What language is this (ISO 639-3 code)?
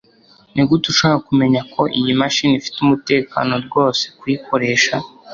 kin